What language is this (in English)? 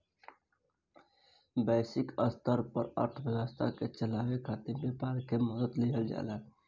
Bhojpuri